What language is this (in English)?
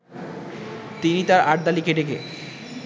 Bangla